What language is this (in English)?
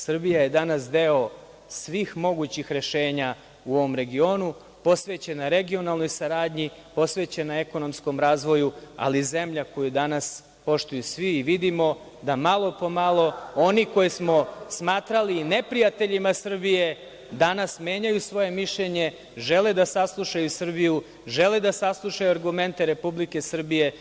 Serbian